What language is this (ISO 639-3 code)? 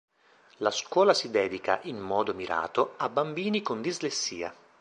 ita